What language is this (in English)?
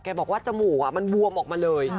Thai